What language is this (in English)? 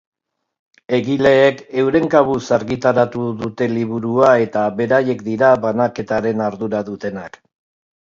Basque